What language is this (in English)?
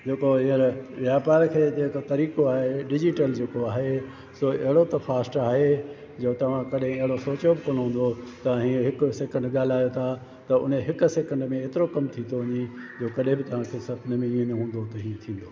Sindhi